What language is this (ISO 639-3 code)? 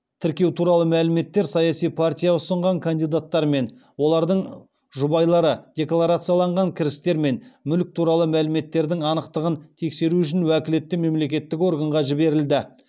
kaz